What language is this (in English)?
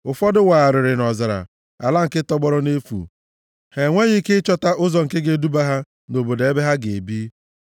Igbo